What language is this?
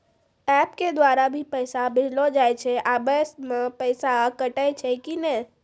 Maithili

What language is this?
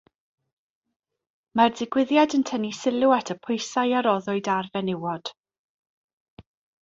Welsh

